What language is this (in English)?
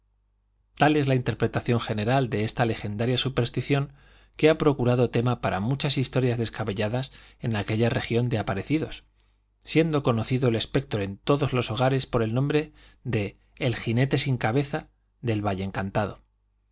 Spanish